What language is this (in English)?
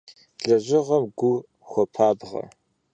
Kabardian